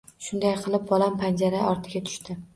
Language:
Uzbek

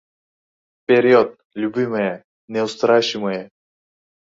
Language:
Uzbek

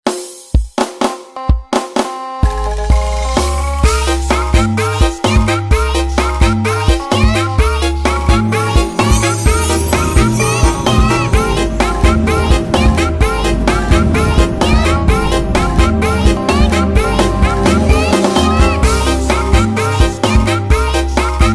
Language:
Indonesian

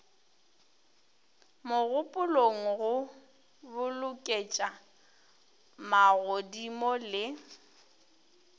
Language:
Northern Sotho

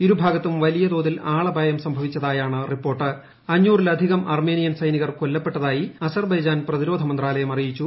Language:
Malayalam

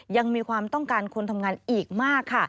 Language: Thai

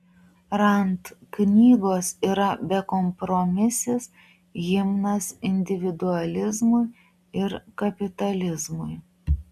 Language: Lithuanian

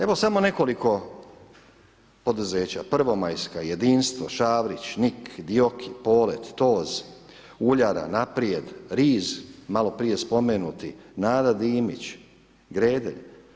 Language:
Croatian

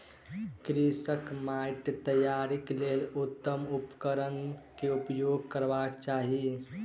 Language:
Maithili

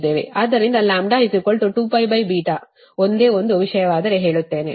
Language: Kannada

